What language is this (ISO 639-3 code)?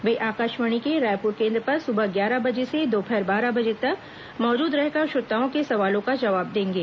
hin